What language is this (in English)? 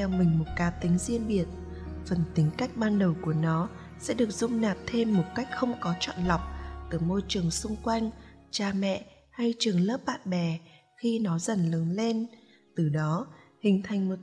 Vietnamese